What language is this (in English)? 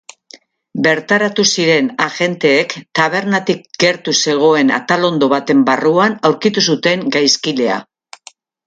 Basque